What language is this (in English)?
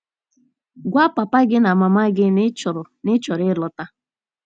Igbo